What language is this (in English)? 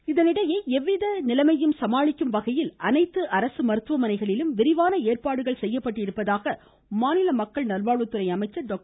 Tamil